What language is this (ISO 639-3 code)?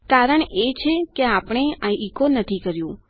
guj